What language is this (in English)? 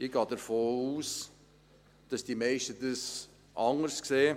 Swiss German